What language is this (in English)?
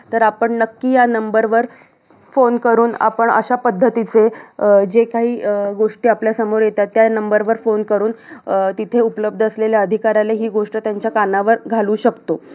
Marathi